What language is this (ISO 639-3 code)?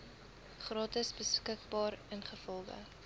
afr